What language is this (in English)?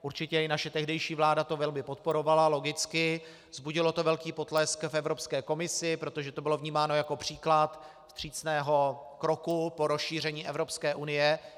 Czech